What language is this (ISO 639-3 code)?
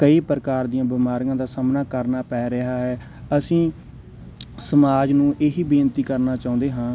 pan